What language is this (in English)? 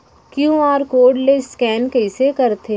Chhattisgarhi